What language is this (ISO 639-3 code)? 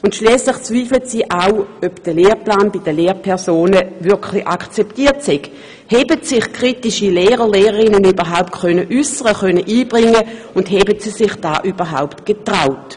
gsw